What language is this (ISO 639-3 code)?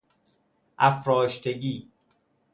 fas